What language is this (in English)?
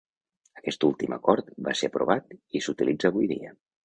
Catalan